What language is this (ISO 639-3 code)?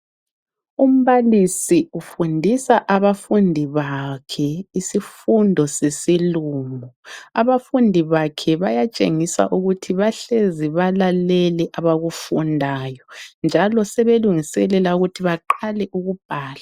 nde